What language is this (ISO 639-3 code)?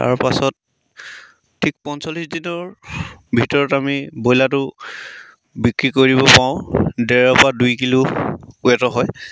asm